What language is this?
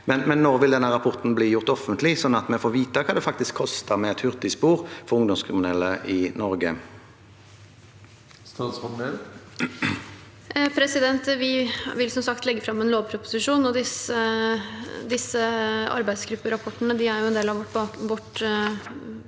Norwegian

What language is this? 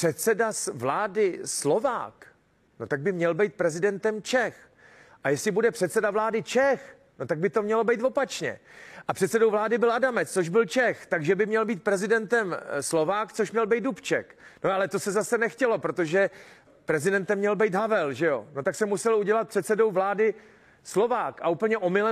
Czech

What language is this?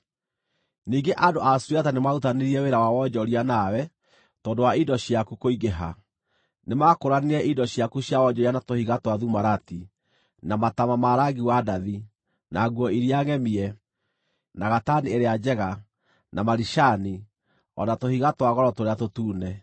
Kikuyu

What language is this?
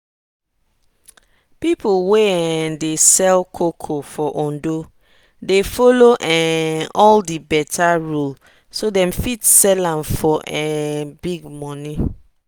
Nigerian Pidgin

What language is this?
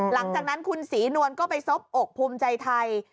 Thai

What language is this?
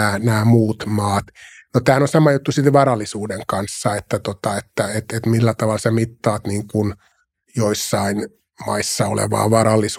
Finnish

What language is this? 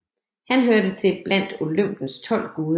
Danish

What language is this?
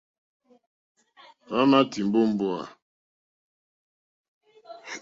Mokpwe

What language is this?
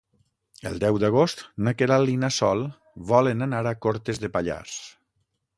Catalan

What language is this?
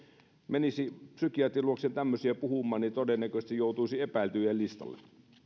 Finnish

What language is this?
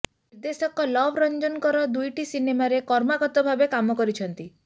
Odia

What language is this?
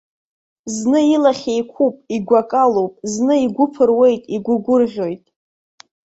Abkhazian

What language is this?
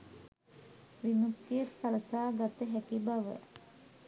Sinhala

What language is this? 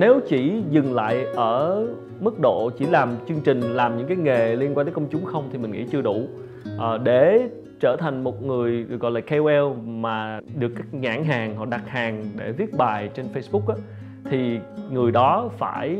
Vietnamese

